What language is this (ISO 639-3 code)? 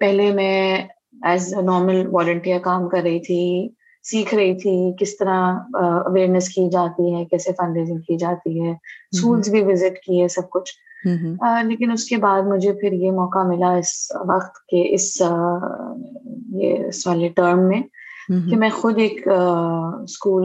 urd